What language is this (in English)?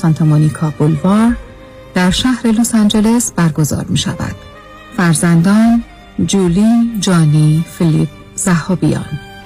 Persian